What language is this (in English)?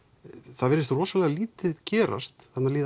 Icelandic